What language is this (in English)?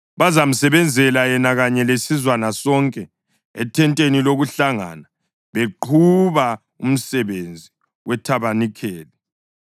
North Ndebele